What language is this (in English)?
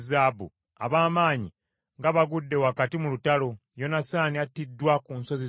Ganda